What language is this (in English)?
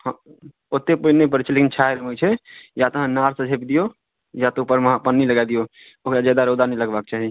Maithili